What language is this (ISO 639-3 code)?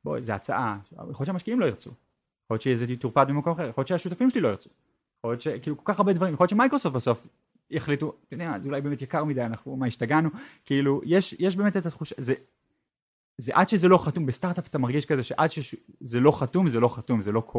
heb